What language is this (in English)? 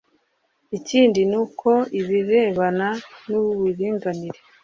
Kinyarwanda